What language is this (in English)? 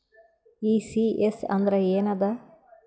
Kannada